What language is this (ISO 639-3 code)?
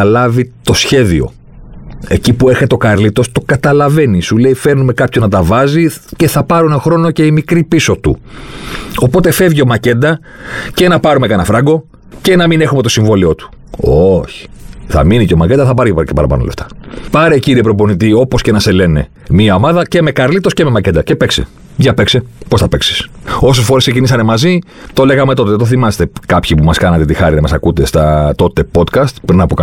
ell